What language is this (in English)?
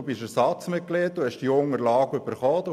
Swiss German